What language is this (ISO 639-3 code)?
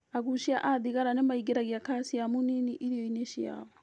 kik